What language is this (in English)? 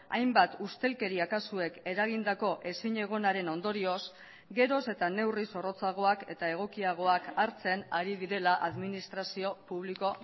Basque